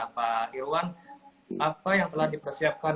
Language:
Indonesian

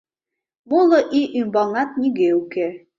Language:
Mari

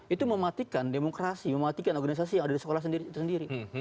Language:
Indonesian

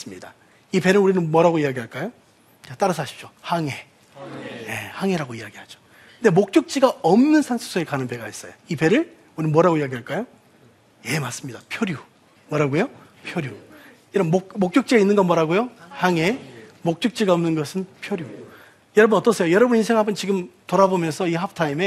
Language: Korean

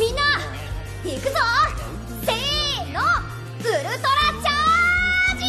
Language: Japanese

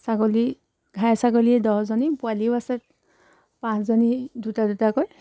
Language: Assamese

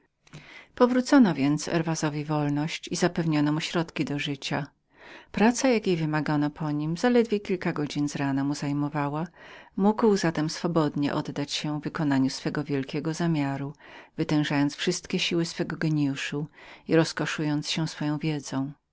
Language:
Polish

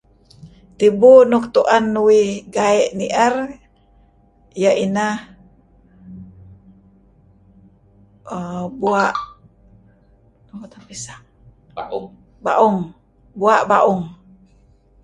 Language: Kelabit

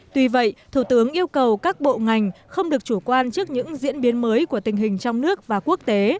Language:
Vietnamese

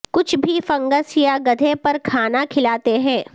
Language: Urdu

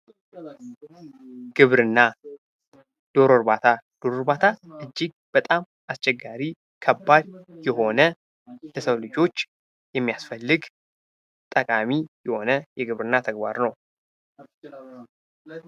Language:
Amharic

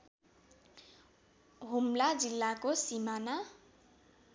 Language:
Nepali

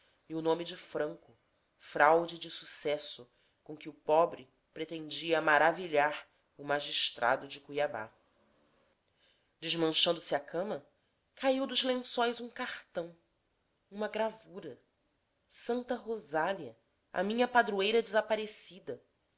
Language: Portuguese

